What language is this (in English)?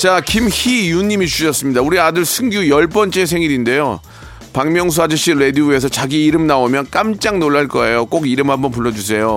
Korean